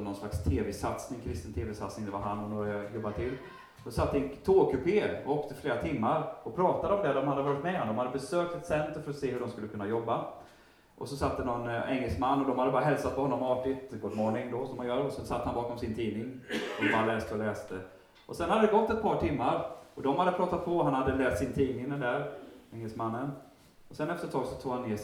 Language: Swedish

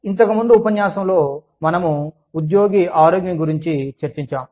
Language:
Telugu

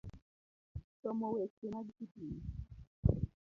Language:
Luo (Kenya and Tanzania)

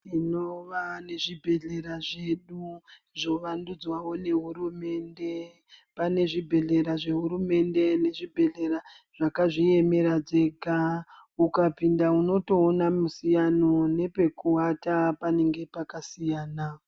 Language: Ndau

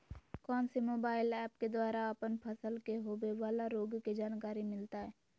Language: Magahi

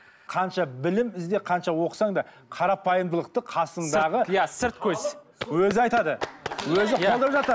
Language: Kazakh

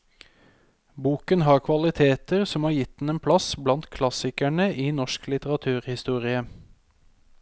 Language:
Norwegian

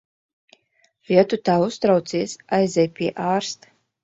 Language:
Latvian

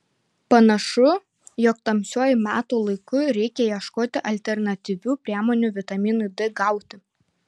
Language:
Lithuanian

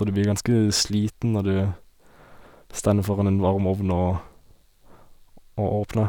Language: Norwegian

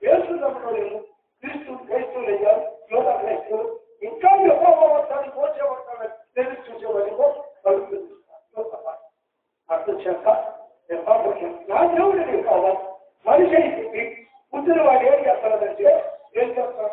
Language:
Arabic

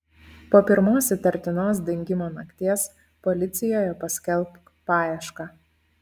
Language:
Lithuanian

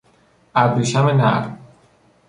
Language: Persian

